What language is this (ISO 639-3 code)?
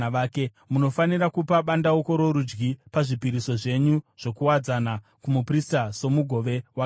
sna